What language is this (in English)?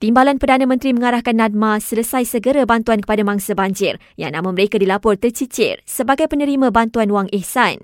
Malay